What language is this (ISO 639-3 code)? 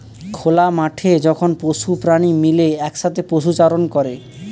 ben